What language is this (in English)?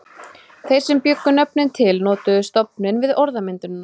Icelandic